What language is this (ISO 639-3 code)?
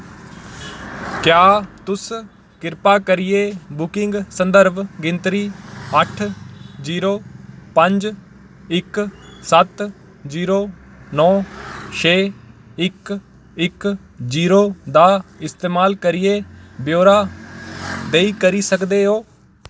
doi